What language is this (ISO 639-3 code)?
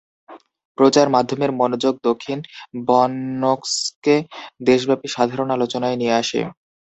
ben